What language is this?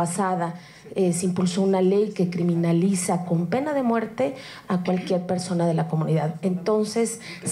Spanish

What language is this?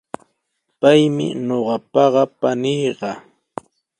Sihuas Ancash Quechua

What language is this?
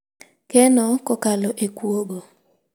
Luo (Kenya and Tanzania)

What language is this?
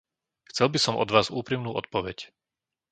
Slovak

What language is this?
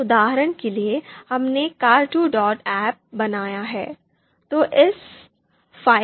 Hindi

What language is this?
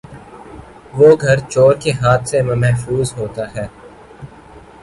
Urdu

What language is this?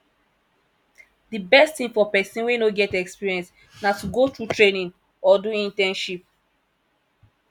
Nigerian Pidgin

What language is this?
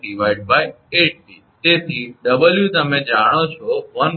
Gujarati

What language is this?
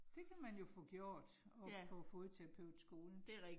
Danish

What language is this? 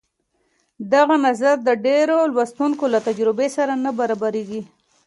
Pashto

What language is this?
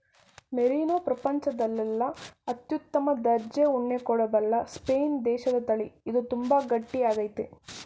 Kannada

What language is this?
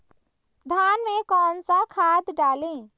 Hindi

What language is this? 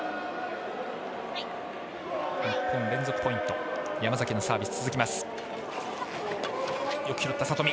Japanese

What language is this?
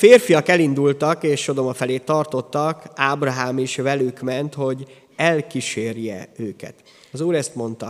Hungarian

